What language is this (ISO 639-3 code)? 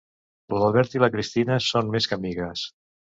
cat